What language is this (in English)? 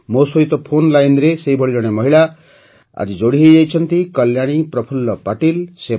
Odia